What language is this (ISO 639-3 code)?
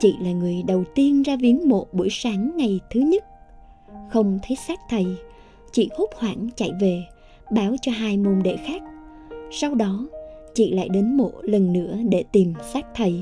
vie